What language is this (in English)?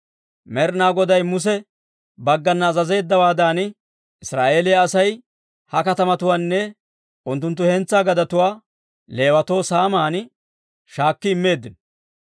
Dawro